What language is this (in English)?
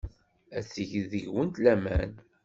Kabyle